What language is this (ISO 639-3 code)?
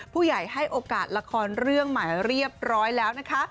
tha